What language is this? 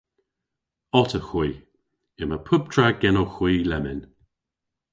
Cornish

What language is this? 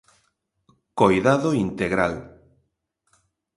Galician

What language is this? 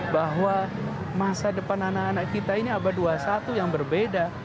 Indonesian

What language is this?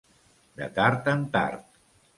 Catalan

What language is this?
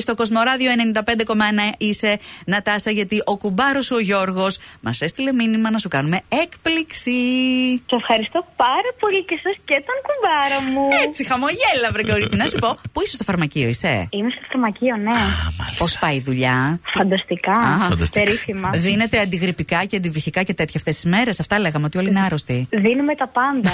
Greek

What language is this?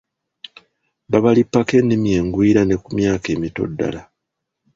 Ganda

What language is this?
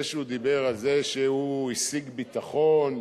Hebrew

